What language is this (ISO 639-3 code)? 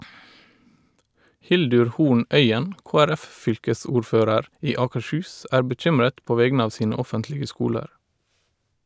nor